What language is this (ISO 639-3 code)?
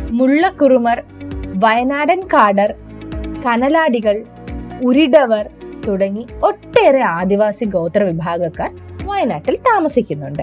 mal